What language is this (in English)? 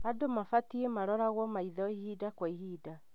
Kikuyu